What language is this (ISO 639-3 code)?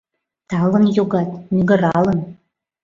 chm